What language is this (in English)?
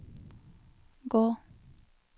Norwegian